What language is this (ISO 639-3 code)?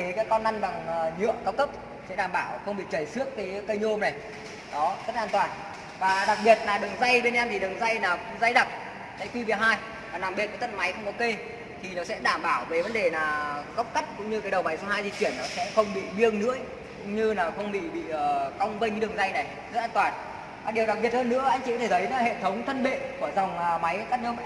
vie